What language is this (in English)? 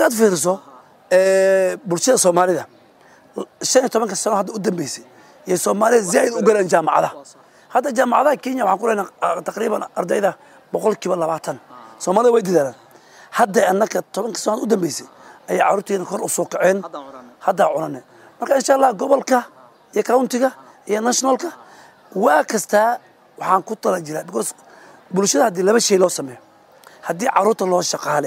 Arabic